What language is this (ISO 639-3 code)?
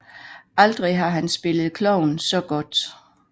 dan